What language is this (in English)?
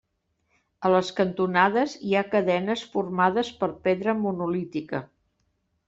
Catalan